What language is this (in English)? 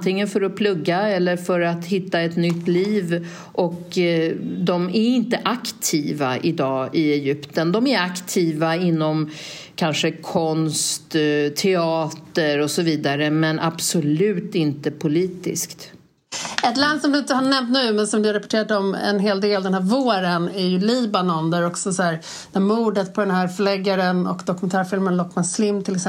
Swedish